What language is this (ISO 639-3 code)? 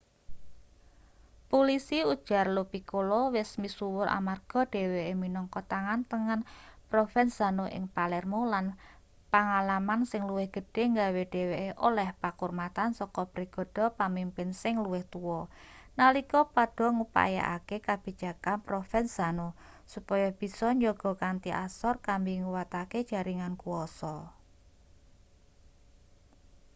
jav